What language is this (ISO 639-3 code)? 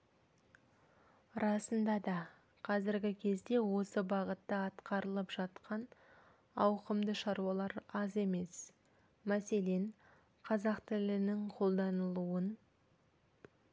kaz